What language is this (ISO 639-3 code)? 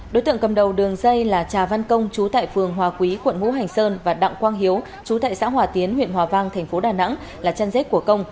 vie